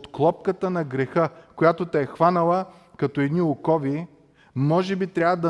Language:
Bulgarian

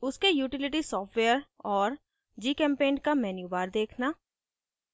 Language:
Hindi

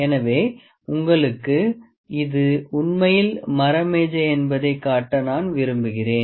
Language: Tamil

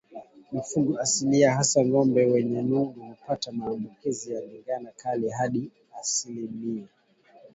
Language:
Swahili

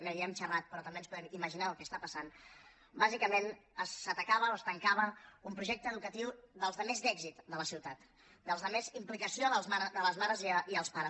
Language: Catalan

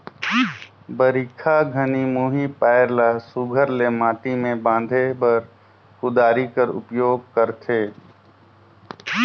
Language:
Chhattisgarhi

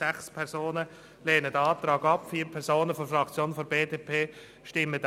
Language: Swiss German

